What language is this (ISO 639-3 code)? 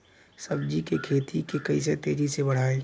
bho